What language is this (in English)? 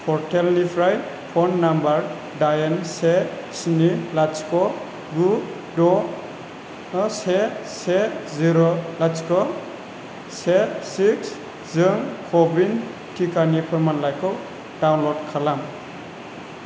Bodo